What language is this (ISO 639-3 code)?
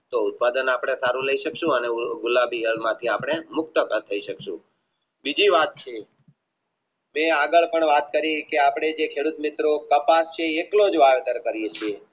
guj